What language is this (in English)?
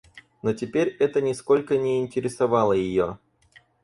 Russian